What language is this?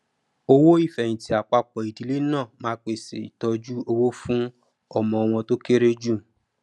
Yoruba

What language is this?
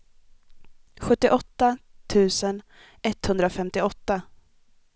Swedish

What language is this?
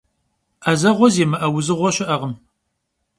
Kabardian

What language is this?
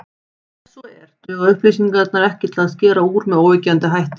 Icelandic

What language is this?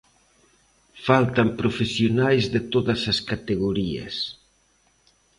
Galician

